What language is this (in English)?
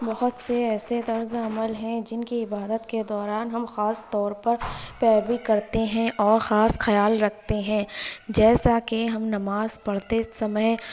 Urdu